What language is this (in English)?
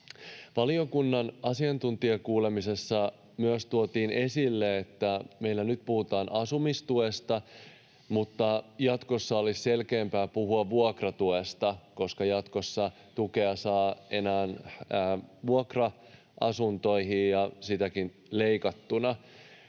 Finnish